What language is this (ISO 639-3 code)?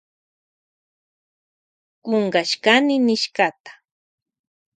qvj